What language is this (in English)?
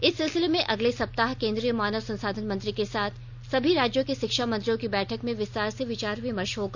Hindi